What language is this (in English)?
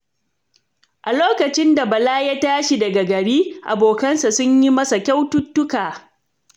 Hausa